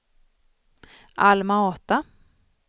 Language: Swedish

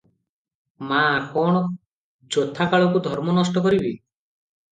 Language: Odia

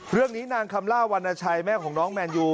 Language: Thai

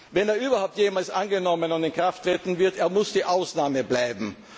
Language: German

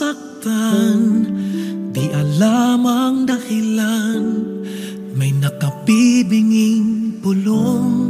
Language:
Filipino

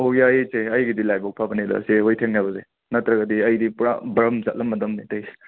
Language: Manipuri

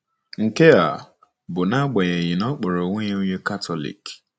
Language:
Igbo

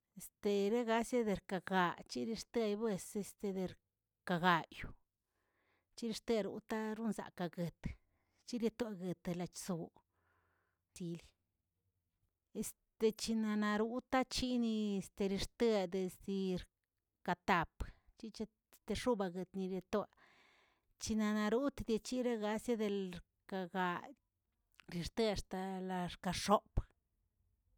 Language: Tilquiapan Zapotec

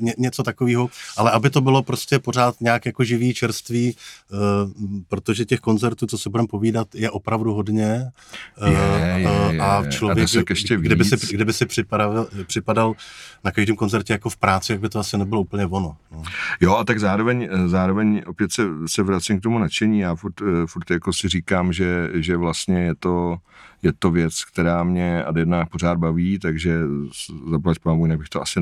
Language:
Czech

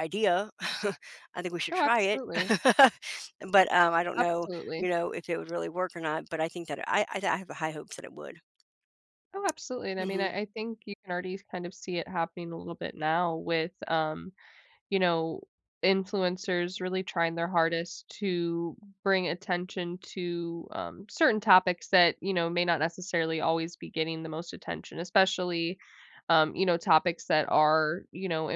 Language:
English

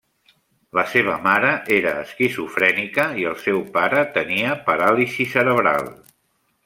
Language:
Catalan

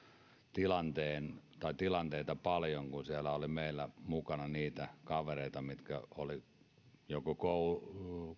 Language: Finnish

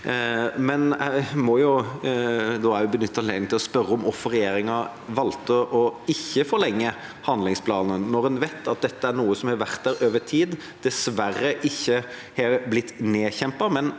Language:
Norwegian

